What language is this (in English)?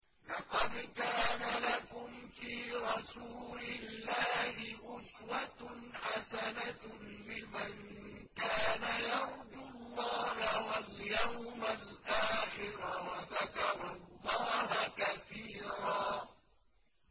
Arabic